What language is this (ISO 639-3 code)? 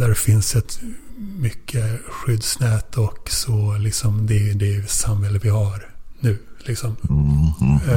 swe